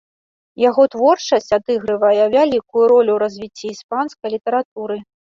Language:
Belarusian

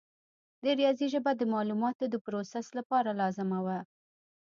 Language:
Pashto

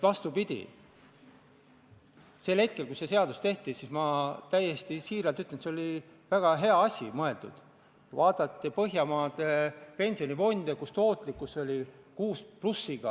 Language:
Estonian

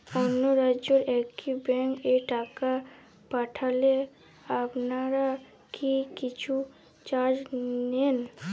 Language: Bangla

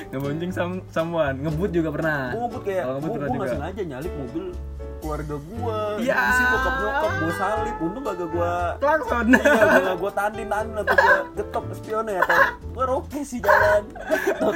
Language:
Indonesian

